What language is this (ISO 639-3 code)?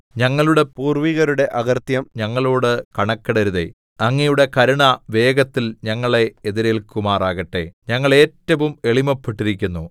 mal